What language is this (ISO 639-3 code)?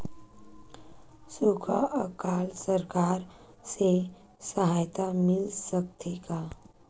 hne